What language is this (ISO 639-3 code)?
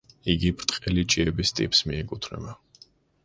kat